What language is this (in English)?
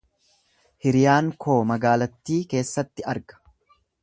Oromo